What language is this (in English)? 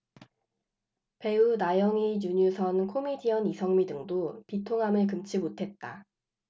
Korean